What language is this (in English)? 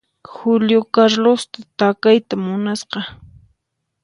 Puno Quechua